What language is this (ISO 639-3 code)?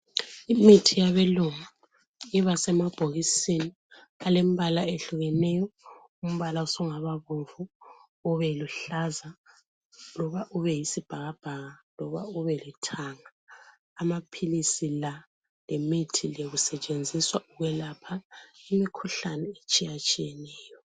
nde